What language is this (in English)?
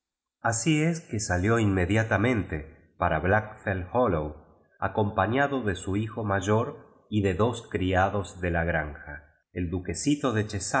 Spanish